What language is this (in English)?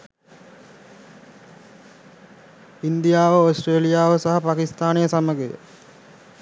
Sinhala